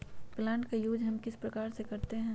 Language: Magahi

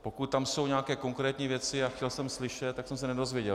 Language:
Czech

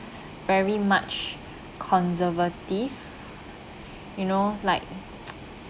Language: English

